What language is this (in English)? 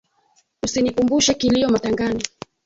Swahili